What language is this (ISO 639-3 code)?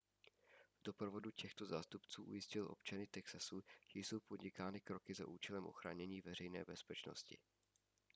ces